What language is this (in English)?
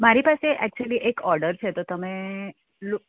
Gujarati